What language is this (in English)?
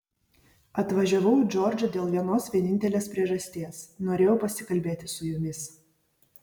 Lithuanian